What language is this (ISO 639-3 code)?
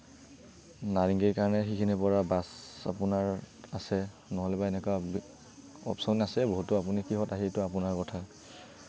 asm